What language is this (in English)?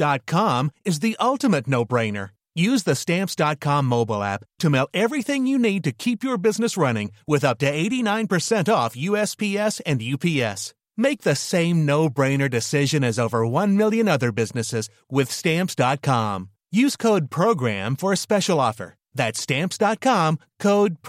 French